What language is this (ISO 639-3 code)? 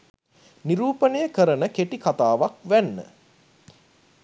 sin